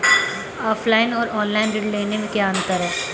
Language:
Hindi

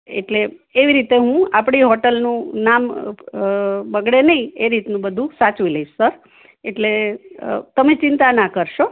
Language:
Gujarati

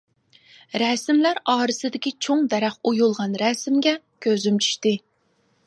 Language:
Uyghur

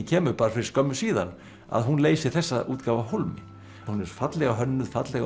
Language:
Icelandic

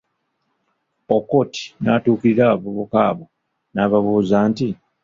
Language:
Ganda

